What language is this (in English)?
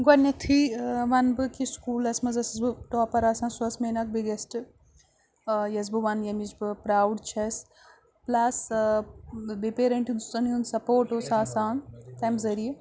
Kashmiri